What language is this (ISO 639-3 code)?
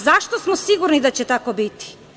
srp